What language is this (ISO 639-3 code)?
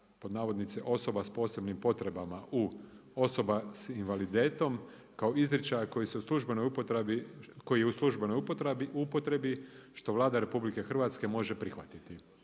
hrv